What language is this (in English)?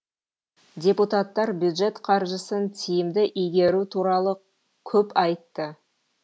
Kazakh